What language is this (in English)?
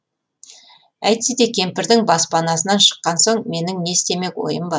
Kazakh